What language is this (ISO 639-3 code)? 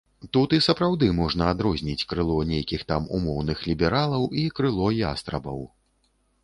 bel